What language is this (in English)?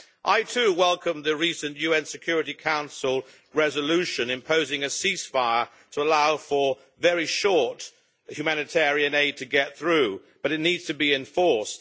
English